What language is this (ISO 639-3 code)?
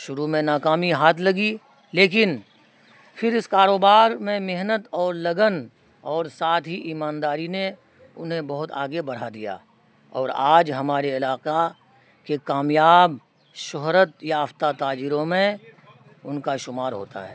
urd